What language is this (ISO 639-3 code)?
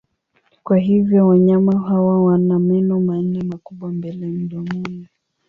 swa